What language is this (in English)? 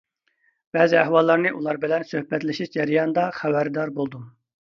Uyghur